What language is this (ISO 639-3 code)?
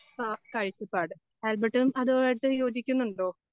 mal